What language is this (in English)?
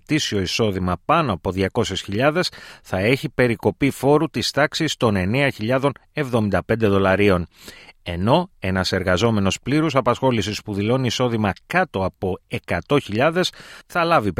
Greek